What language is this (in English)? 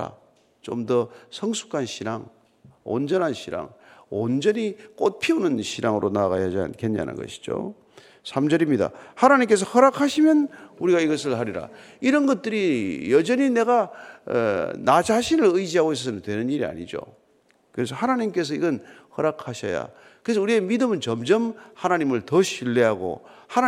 Korean